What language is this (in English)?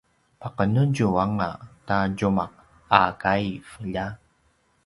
Paiwan